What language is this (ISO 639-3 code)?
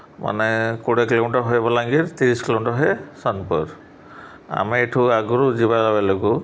ori